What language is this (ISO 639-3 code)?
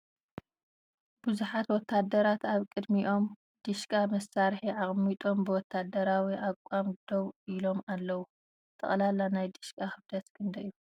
tir